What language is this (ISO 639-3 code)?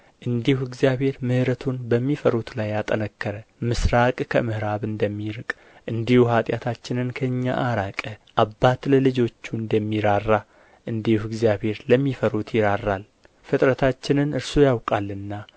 amh